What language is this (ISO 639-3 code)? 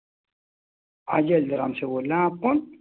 urd